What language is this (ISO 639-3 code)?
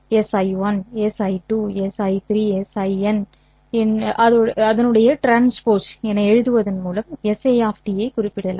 tam